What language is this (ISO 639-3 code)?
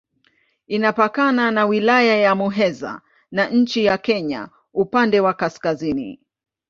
swa